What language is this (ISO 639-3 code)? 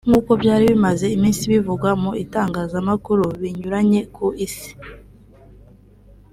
kin